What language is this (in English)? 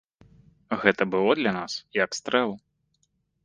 Belarusian